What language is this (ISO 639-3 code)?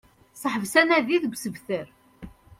kab